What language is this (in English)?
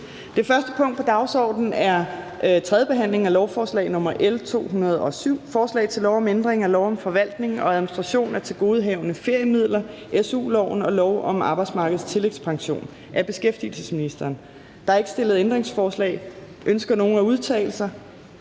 Danish